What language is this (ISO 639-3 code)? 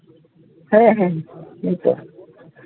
sat